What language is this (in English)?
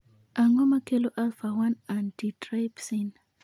Luo (Kenya and Tanzania)